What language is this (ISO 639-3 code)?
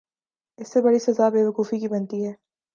urd